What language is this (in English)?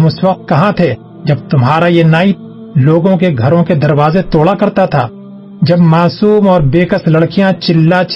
Urdu